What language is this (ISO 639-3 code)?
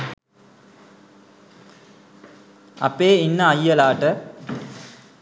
sin